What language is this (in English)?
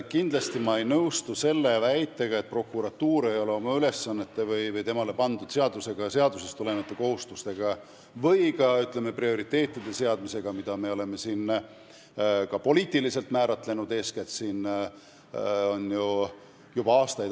Estonian